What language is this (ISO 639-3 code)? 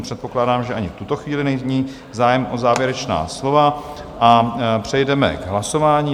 ces